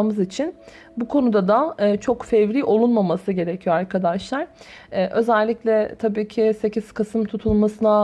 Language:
Turkish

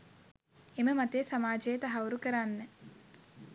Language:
Sinhala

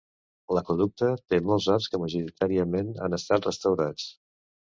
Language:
Catalan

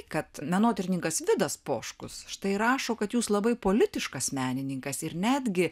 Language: Lithuanian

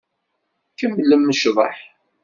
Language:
Kabyle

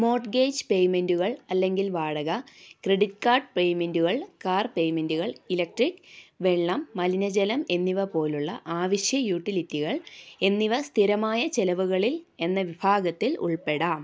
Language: Malayalam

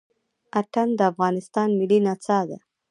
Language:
Pashto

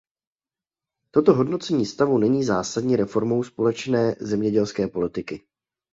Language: Czech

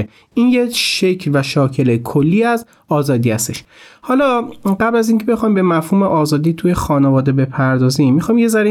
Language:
Persian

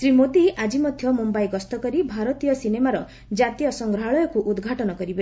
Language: Odia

